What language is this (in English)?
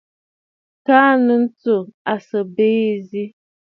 Bafut